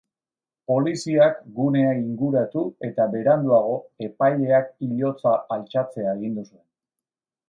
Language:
Basque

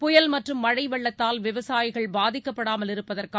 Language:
Tamil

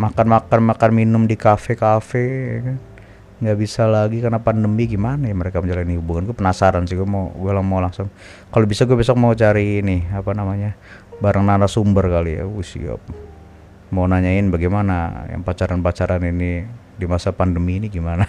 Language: Indonesian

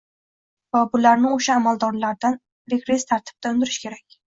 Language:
Uzbek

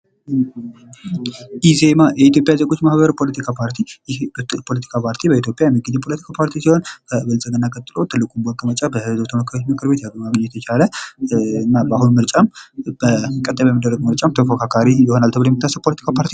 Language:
Amharic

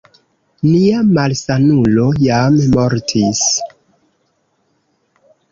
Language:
Esperanto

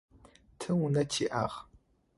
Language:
Adyghe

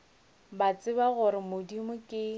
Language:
Northern Sotho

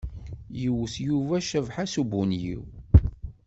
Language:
Kabyle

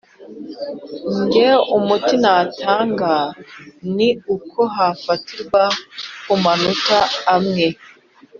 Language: Kinyarwanda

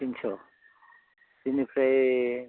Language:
Bodo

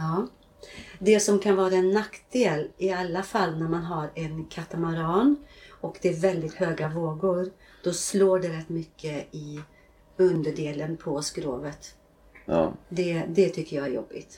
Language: Swedish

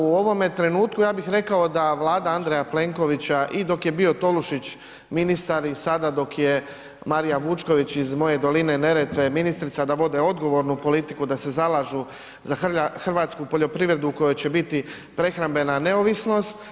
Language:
Croatian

